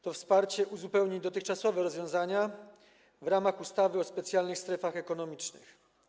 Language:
Polish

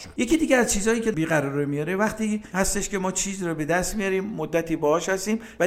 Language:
Persian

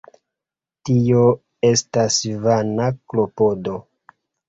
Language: Esperanto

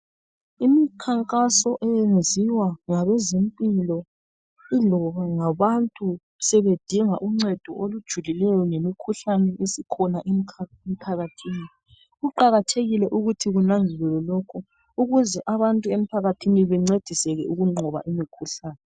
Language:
North Ndebele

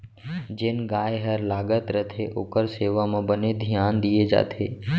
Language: Chhattisgarhi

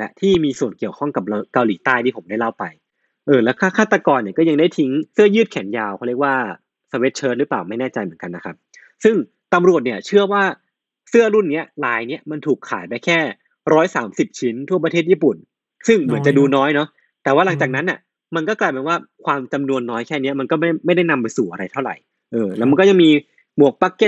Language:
Thai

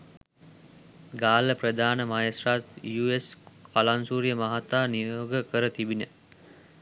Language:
Sinhala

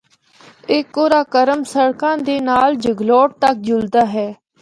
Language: Northern Hindko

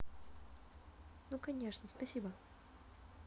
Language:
Russian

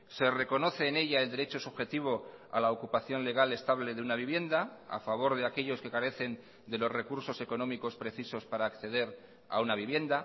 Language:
Spanish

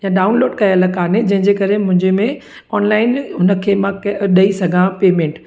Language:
Sindhi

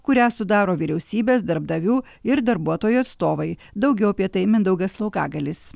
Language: Lithuanian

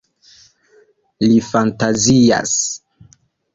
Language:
Esperanto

